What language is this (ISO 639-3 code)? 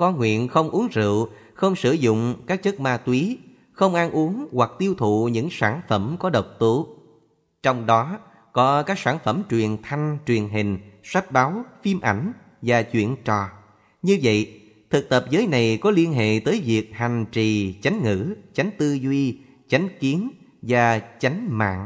vie